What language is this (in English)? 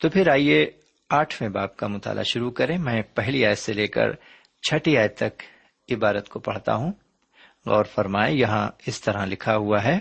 Urdu